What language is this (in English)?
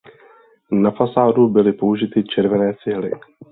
Czech